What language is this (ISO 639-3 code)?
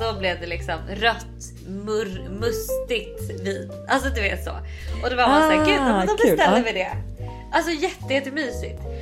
swe